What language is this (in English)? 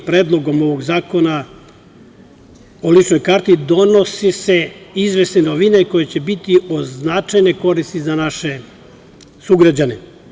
Serbian